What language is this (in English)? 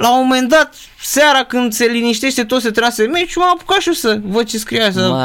Romanian